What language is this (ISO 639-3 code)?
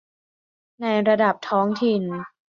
tha